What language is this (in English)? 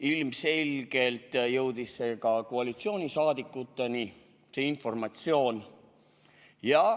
Estonian